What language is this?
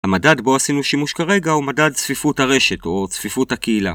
Hebrew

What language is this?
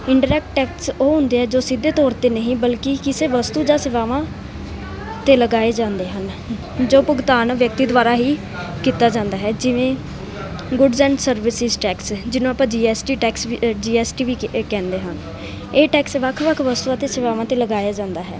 Punjabi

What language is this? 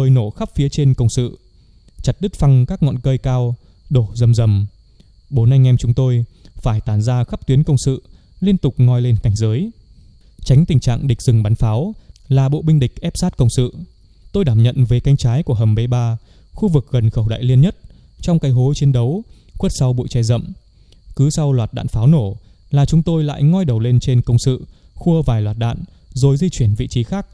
Vietnamese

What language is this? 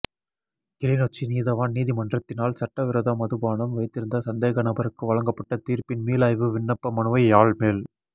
Tamil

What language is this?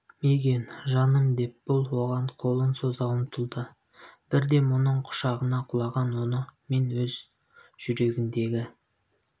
Kazakh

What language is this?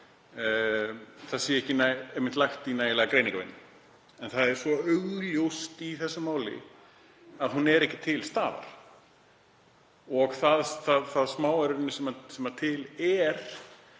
Icelandic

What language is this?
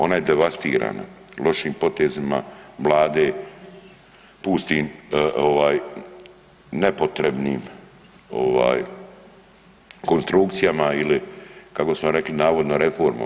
Croatian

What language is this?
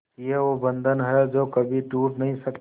Hindi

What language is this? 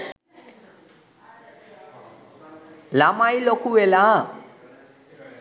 Sinhala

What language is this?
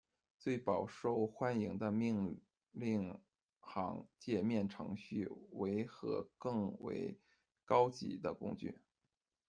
Chinese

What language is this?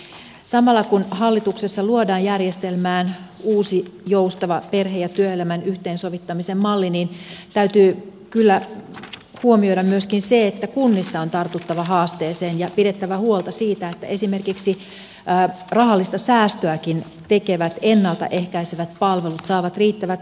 Finnish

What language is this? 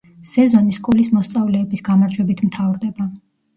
Georgian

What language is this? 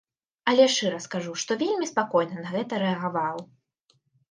Belarusian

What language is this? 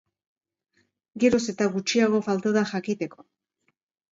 Basque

